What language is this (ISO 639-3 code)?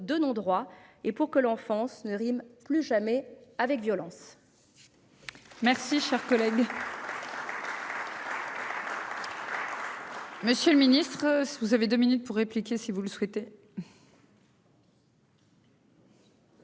fra